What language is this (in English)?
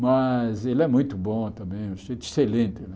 Portuguese